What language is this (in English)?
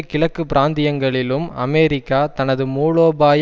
Tamil